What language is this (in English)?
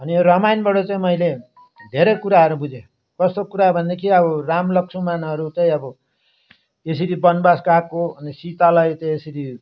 Nepali